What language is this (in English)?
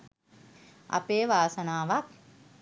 Sinhala